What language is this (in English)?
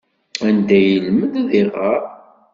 Kabyle